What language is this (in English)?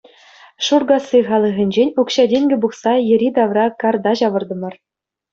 Chuvash